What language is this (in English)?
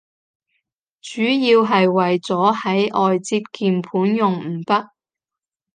Cantonese